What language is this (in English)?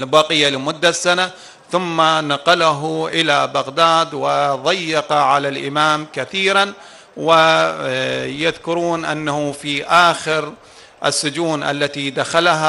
Arabic